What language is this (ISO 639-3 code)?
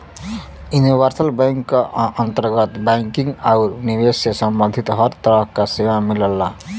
bho